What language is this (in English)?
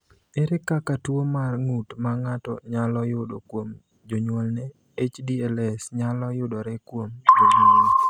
Luo (Kenya and Tanzania)